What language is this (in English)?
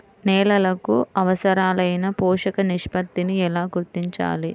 Telugu